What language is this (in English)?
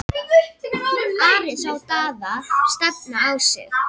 Icelandic